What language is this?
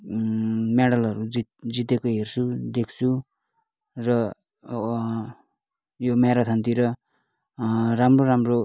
Nepali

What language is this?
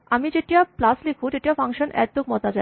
Assamese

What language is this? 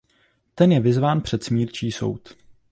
Czech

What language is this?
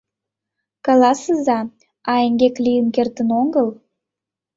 Mari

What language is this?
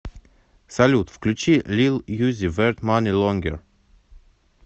Russian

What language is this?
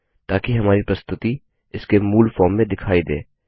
Hindi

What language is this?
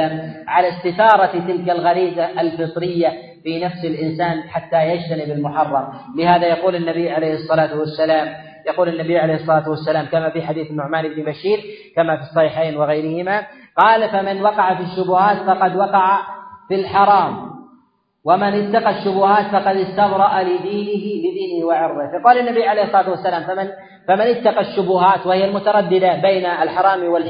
Arabic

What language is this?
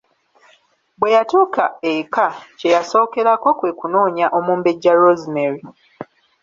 Ganda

